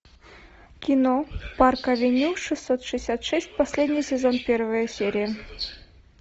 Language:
Russian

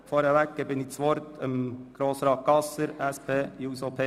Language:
Swiss German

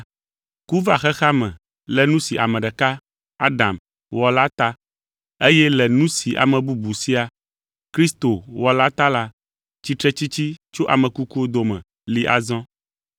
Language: Ewe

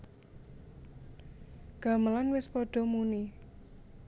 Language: Javanese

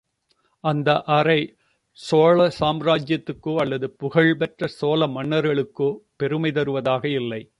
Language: Tamil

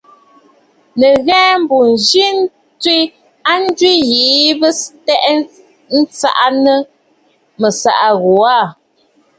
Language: Bafut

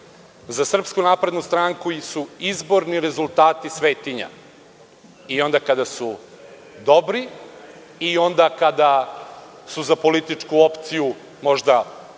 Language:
Serbian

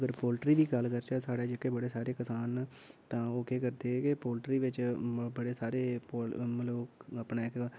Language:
Dogri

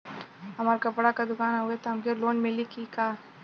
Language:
Bhojpuri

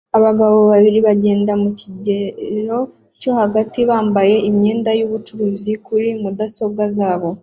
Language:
Kinyarwanda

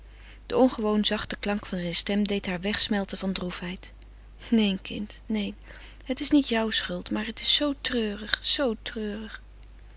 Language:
Dutch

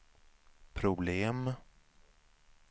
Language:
Swedish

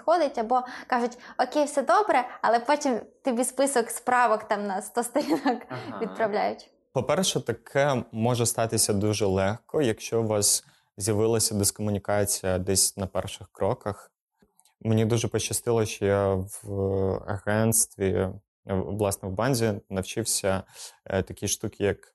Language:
Ukrainian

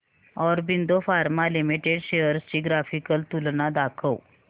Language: Marathi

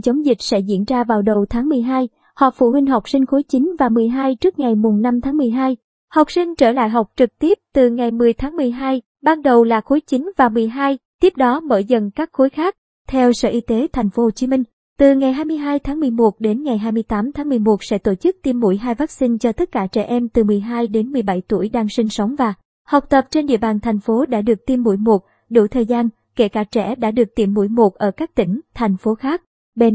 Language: Vietnamese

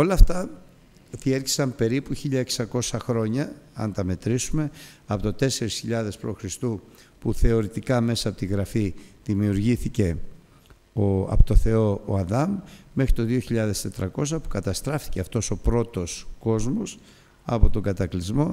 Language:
Greek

